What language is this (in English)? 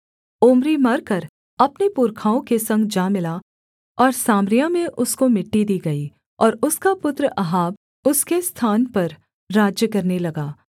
Hindi